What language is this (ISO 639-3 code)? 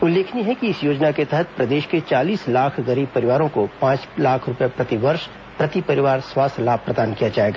hin